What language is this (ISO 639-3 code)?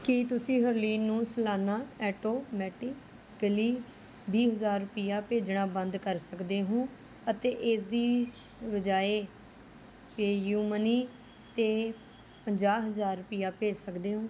pan